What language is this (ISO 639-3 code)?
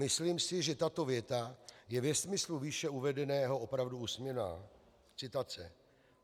ces